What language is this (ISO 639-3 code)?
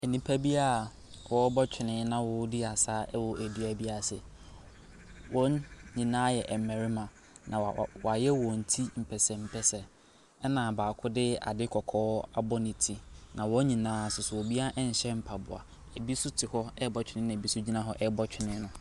aka